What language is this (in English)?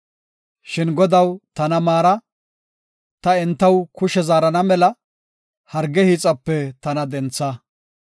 Gofa